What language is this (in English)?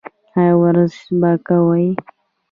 Pashto